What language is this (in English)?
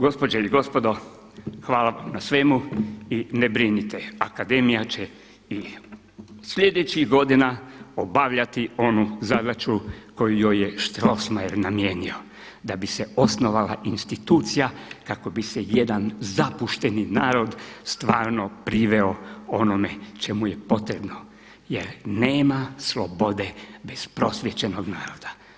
Croatian